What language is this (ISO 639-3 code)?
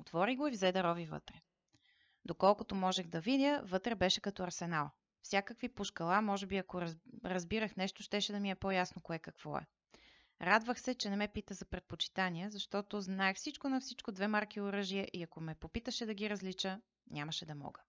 bul